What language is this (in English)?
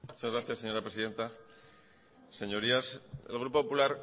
Spanish